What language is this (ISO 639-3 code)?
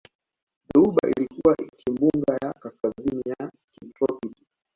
swa